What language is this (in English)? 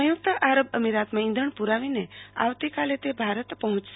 Gujarati